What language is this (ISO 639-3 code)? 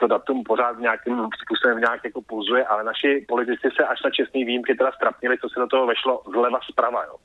ces